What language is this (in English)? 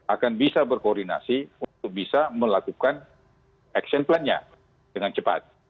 Indonesian